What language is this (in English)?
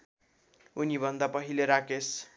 Nepali